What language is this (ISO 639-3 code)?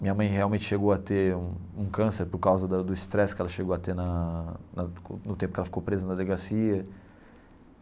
por